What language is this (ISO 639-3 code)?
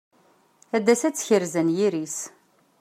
kab